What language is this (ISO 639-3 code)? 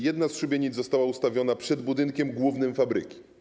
pol